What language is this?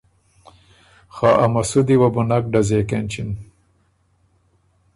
Ormuri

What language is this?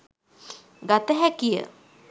Sinhala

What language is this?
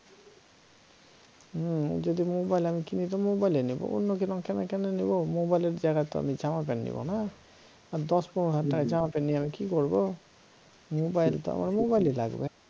Bangla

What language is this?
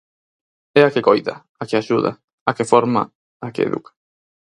Galician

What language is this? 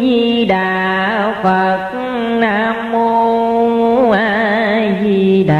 Vietnamese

